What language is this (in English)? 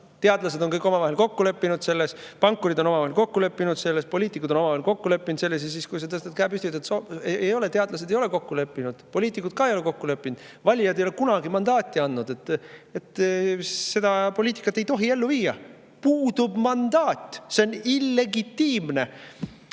Estonian